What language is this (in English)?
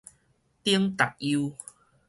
Min Nan Chinese